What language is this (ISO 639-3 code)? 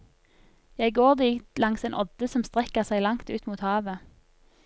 nor